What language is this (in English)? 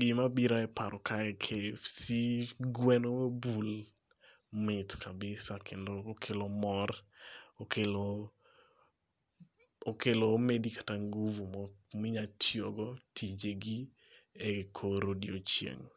Luo (Kenya and Tanzania)